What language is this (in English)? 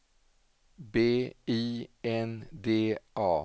Swedish